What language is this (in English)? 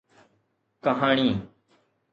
Sindhi